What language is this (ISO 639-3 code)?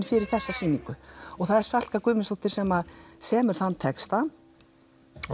isl